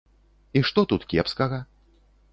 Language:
Belarusian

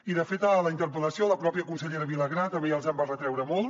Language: Catalan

